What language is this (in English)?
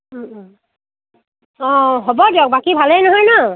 Assamese